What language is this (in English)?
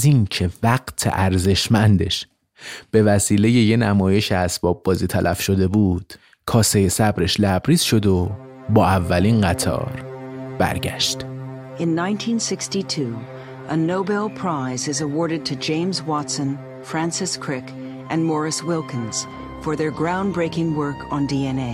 Persian